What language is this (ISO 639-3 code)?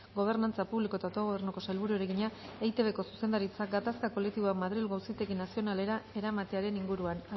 eus